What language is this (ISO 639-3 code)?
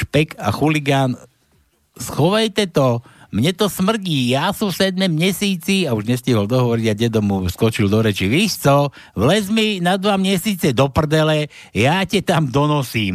slk